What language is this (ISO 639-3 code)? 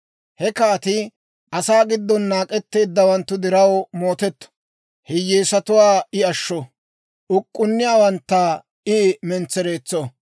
dwr